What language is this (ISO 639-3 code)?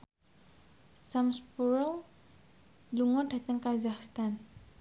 jav